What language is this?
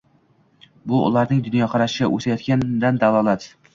Uzbek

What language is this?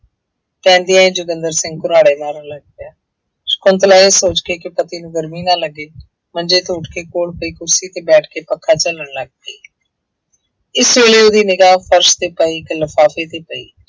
Punjabi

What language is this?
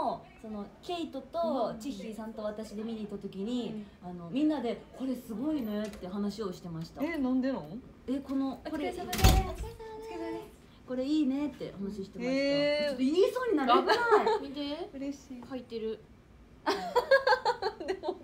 Japanese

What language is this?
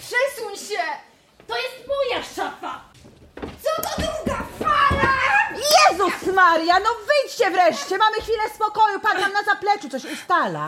Polish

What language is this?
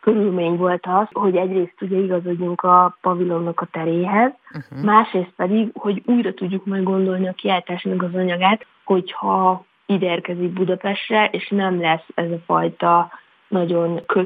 Hungarian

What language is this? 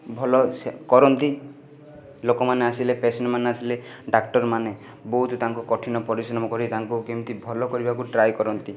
Odia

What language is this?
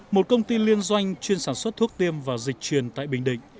Vietnamese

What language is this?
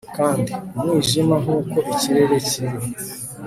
Kinyarwanda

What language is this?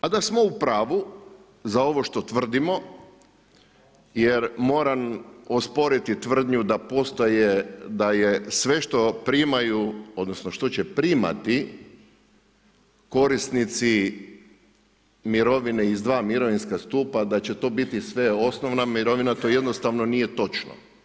Croatian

